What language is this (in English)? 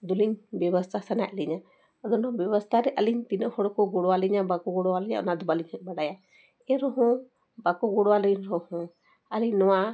Santali